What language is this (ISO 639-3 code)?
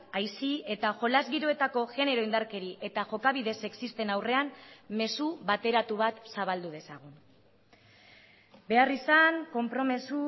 eus